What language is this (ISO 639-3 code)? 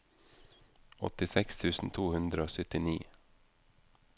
nor